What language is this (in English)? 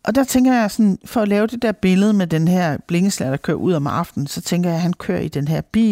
Danish